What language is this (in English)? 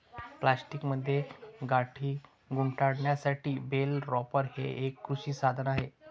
Marathi